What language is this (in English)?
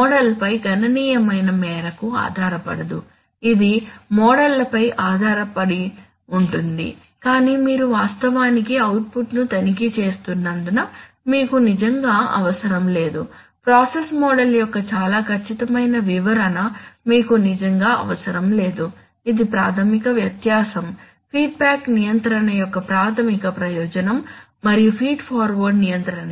Telugu